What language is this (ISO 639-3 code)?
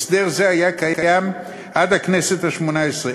heb